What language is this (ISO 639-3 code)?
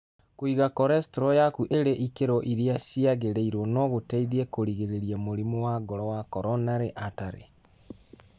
kik